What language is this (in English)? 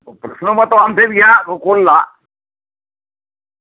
Santali